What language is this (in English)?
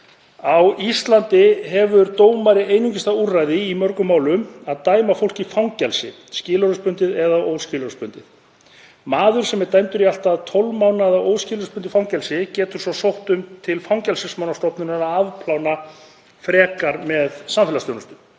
Icelandic